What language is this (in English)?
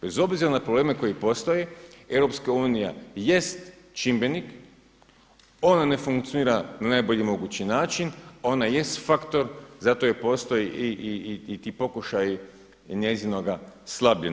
Croatian